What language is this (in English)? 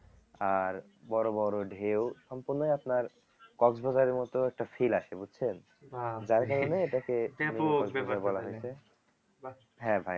Bangla